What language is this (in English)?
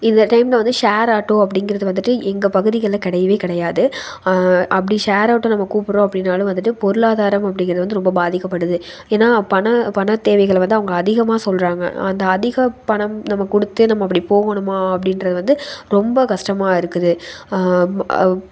Tamil